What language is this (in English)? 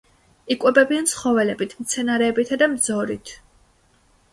Georgian